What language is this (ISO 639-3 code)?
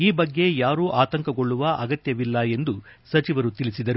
kan